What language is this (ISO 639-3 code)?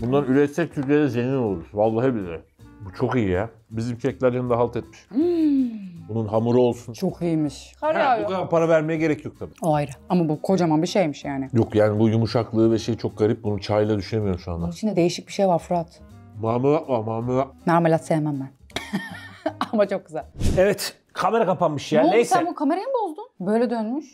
tur